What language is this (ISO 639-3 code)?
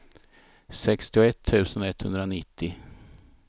swe